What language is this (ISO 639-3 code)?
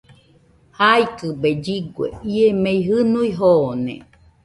hux